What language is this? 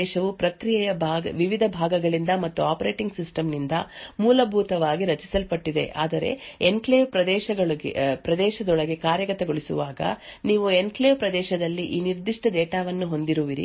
Kannada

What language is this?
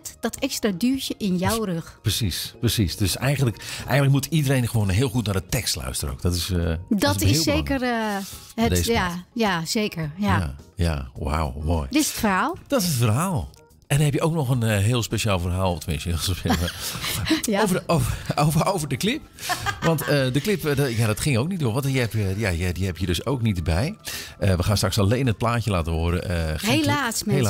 Dutch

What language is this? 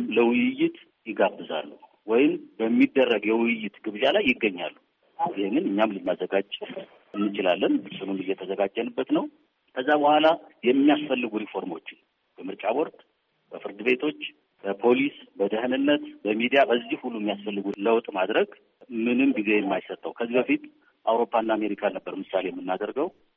Amharic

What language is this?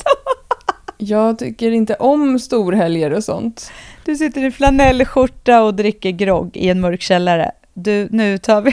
Swedish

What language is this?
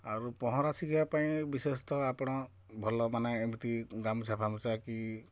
Odia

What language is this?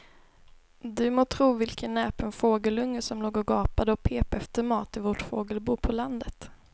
Swedish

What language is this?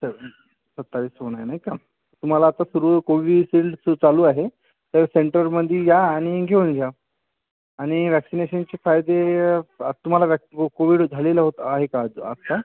Marathi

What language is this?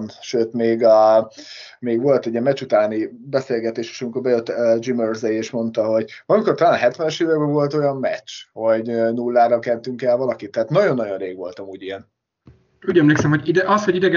Hungarian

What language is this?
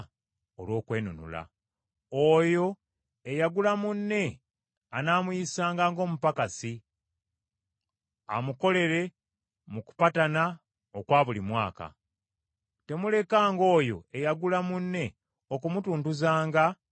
Ganda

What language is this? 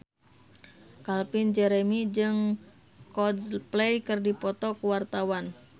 Sundanese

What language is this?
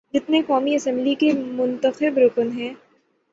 Urdu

